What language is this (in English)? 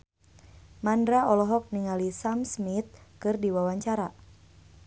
Sundanese